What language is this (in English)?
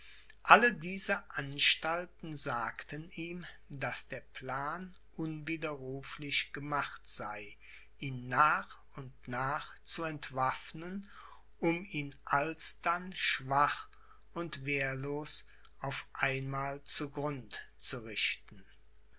German